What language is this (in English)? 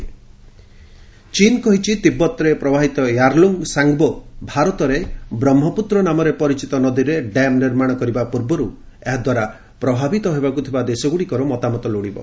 Odia